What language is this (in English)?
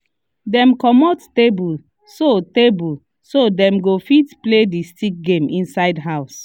Nigerian Pidgin